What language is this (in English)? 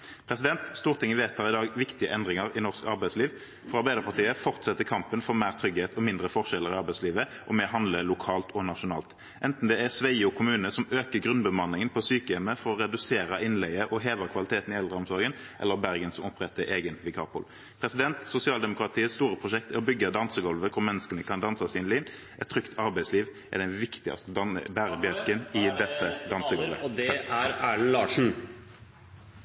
Norwegian